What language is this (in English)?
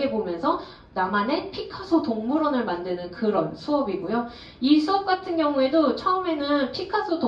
Korean